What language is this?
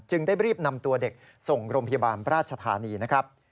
Thai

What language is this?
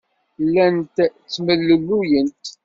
Kabyle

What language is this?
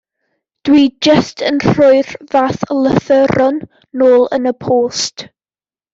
Welsh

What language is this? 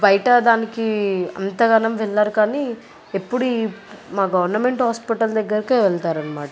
Telugu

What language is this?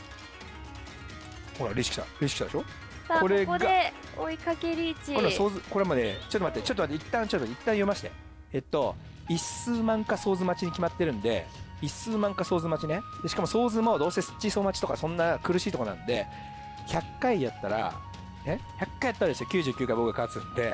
Japanese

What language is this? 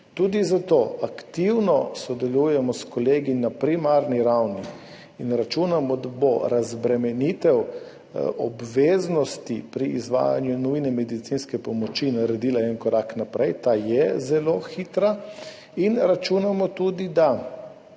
Slovenian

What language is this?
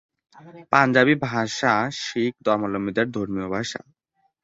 Bangla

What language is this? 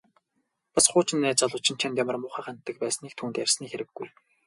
Mongolian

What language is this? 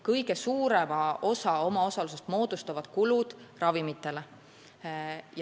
Estonian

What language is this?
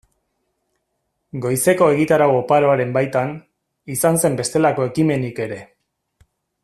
Basque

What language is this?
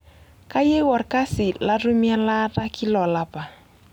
Masai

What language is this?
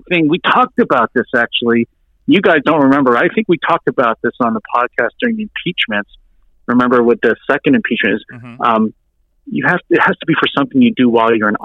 English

